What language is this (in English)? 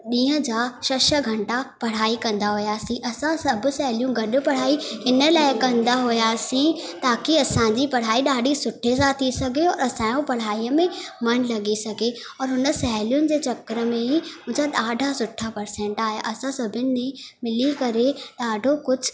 Sindhi